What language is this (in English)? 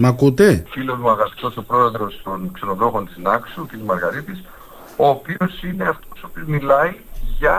Greek